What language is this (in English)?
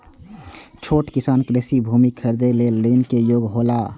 Maithili